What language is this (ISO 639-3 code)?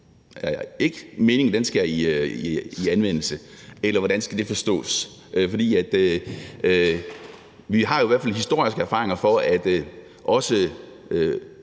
dan